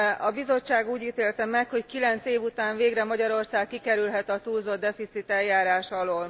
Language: Hungarian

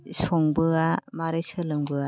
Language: Bodo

